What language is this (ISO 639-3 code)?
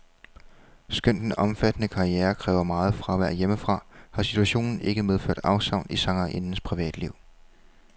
dan